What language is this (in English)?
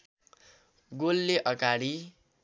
Nepali